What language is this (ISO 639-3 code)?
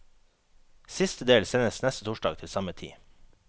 nor